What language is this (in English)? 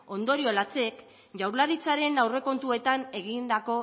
Basque